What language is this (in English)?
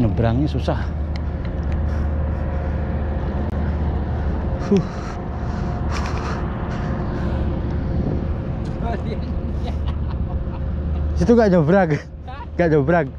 Indonesian